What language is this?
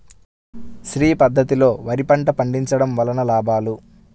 Telugu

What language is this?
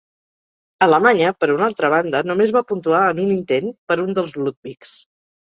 Catalan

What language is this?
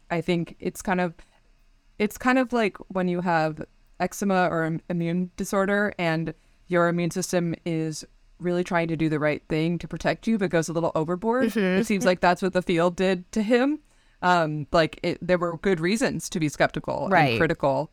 English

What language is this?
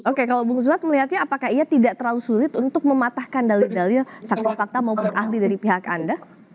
Indonesian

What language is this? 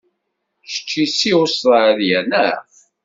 Kabyle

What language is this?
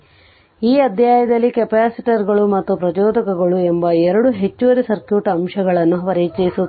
Kannada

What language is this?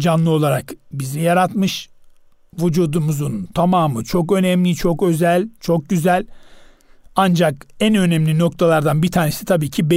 Turkish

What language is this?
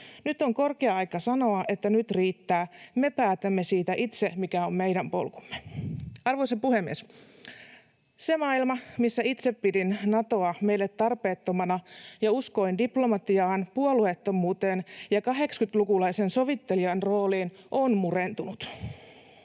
Finnish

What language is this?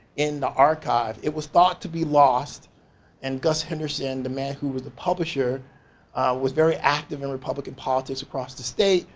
English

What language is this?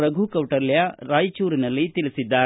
Kannada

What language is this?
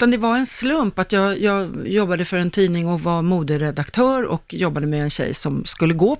Swedish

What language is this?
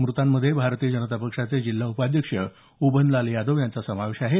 Marathi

